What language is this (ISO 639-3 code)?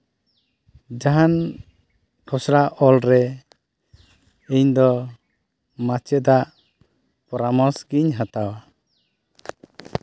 sat